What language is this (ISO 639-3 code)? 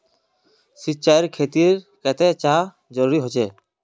mag